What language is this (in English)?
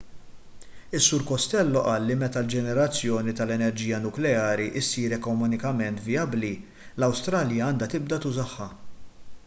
Maltese